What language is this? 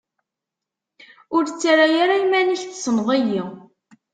Kabyle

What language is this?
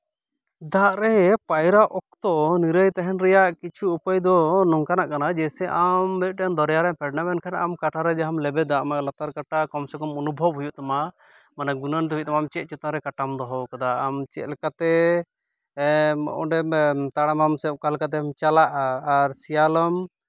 Santali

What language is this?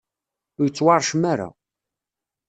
Kabyle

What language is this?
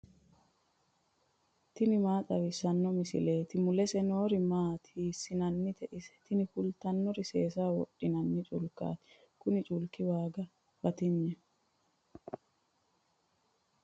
Sidamo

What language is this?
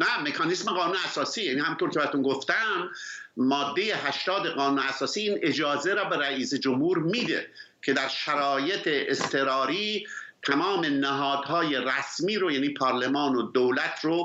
Persian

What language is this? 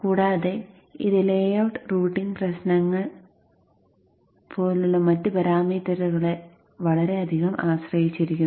Malayalam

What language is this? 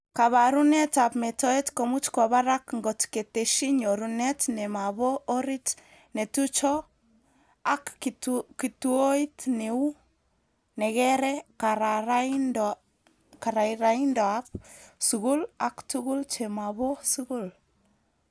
Kalenjin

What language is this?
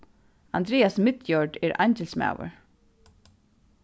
Faroese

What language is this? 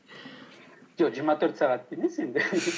Kazakh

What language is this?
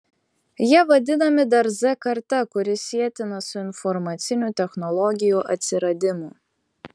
Lithuanian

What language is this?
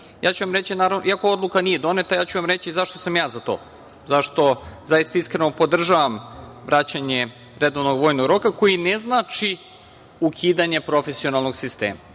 Serbian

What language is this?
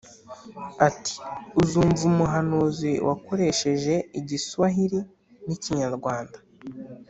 Kinyarwanda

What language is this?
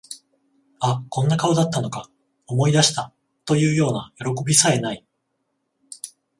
Japanese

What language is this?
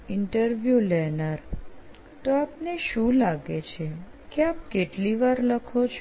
Gujarati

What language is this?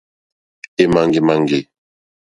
Mokpwe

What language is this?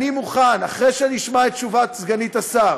Hebrew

